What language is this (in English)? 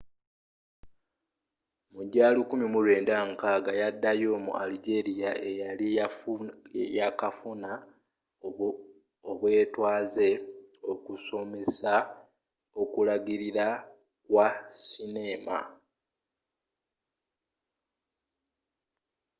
Ganda